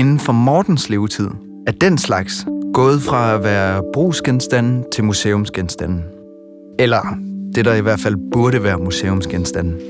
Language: Danish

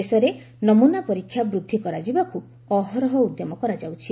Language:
Odia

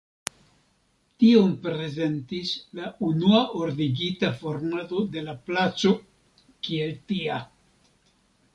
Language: Esperanto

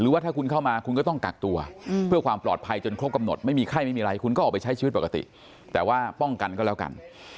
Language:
Thai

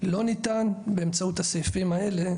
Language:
Hebrew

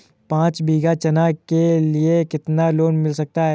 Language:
Hindi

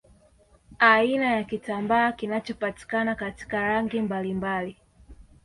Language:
Swahili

